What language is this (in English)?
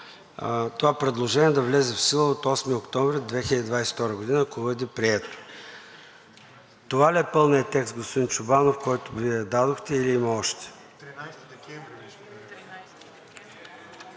Bulgarian